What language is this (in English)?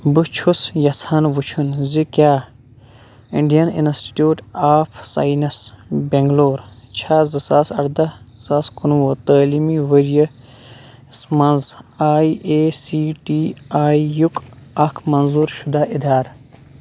Kashmiri